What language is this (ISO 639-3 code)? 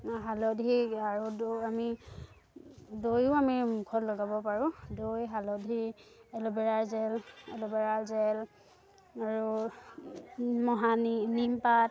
asm